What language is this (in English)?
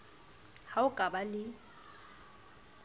Southern Sotho